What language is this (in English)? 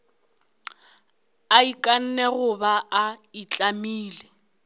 Northern Sotho